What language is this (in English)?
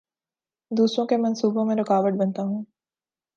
Urdu